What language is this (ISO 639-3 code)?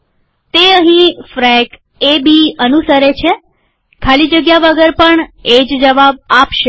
guj